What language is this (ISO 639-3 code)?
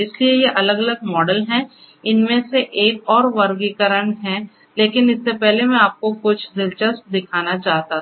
hin